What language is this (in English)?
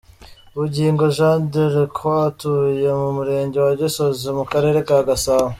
Kinyarwanda